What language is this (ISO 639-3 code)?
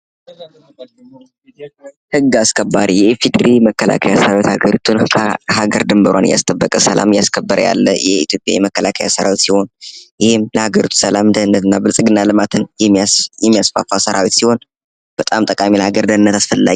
amh